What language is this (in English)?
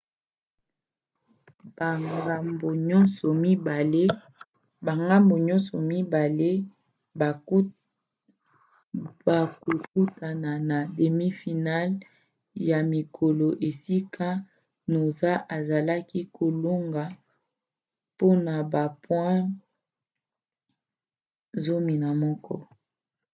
Lingala